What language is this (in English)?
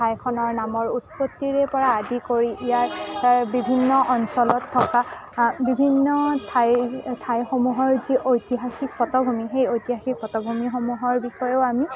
Assamese